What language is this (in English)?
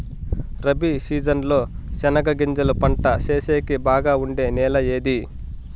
Telugu